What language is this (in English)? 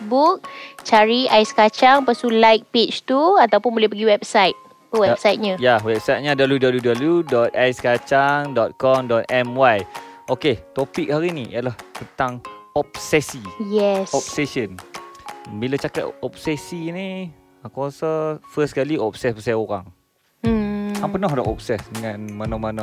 Malay